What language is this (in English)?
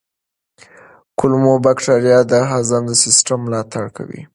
Pashto